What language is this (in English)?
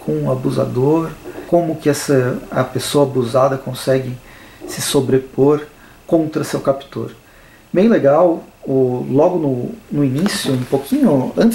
Portuguese